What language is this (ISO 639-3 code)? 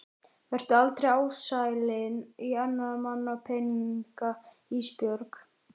isl